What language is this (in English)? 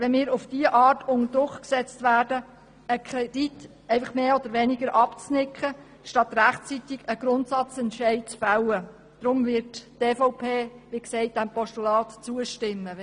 Swiss German